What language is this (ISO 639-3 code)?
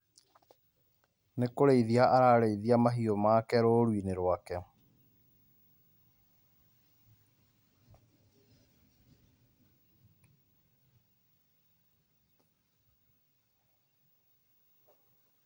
kik